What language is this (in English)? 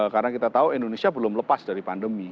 Indonesian